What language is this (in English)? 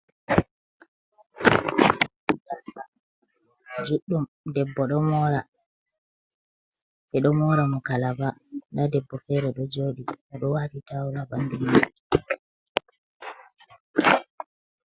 Fula